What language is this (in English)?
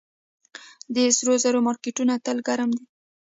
Pashto